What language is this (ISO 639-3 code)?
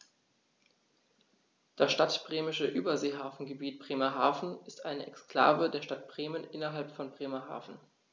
deu